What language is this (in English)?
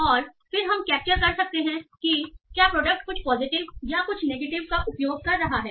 Hindi